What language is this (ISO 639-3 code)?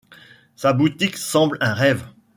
fra